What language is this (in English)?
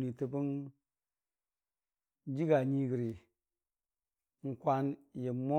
Dijim-Bwilim